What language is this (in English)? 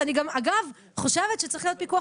Hebrew